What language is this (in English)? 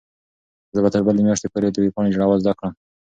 Pashto